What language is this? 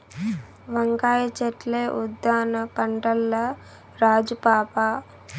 Telugu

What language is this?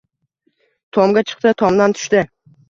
Uzbek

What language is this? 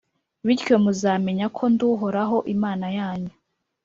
Kinyarwanda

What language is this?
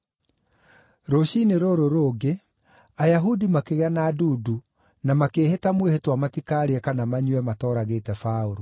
Kikuyu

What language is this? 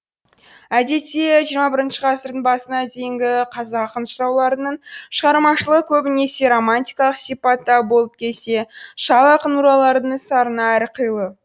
Kazakh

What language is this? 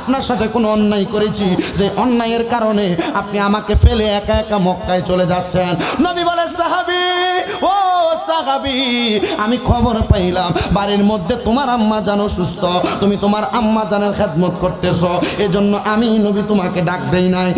Bangla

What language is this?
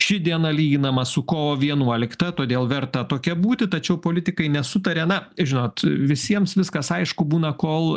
Lithuanian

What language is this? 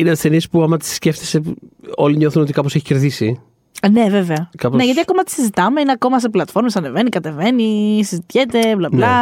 Greek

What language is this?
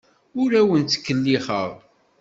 Kabyle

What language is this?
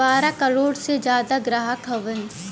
Bhojpuri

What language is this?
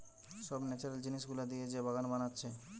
Bangla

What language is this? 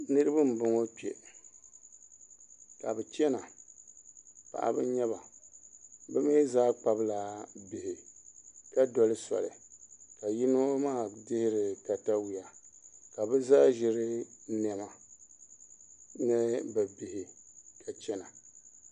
Dagbani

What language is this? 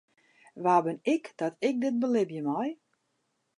Western Frisian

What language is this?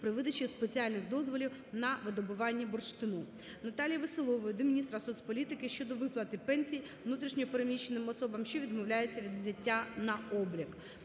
Ukrainian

